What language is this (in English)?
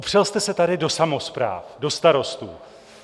Czech